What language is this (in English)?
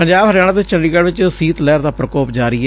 Punjabi